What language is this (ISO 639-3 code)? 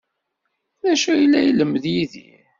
kab